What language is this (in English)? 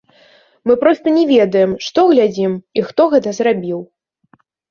Belarusian